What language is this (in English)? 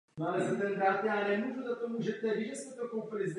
Czech